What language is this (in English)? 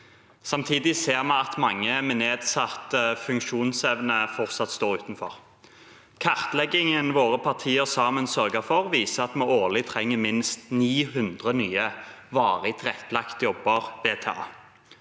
Norwegian